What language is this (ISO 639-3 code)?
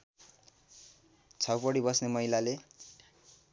nep